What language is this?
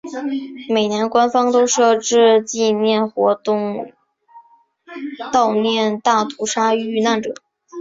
Chinese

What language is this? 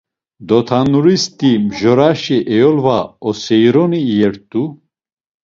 Laz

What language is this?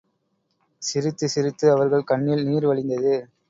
Tamil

